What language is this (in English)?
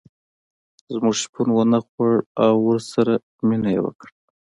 Pashto